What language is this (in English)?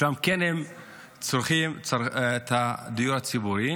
Hebrew